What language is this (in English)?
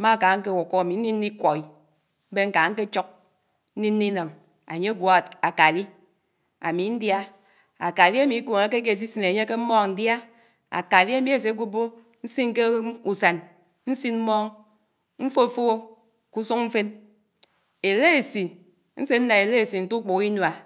Anaang